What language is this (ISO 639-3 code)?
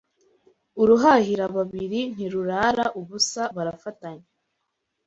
kin